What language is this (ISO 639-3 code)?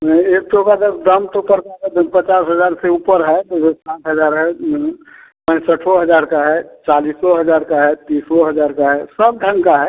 hin